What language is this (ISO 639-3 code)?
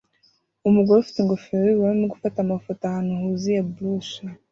kin